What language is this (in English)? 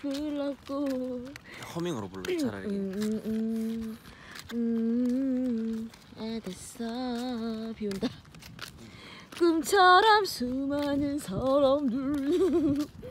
Korean